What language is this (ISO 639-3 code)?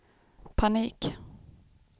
swe